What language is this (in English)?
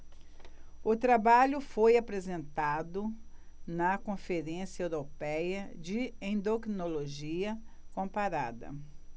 Portuguese